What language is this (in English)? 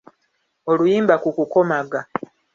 Ganda